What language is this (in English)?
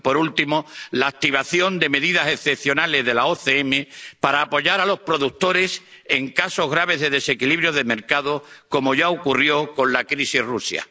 Spanish